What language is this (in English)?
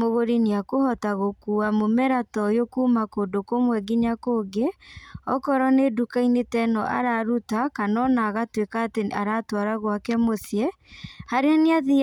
Kikuyu